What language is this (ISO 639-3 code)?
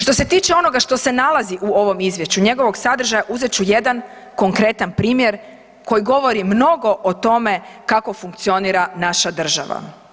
hrv